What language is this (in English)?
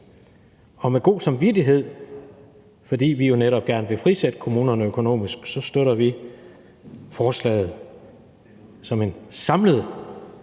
Danish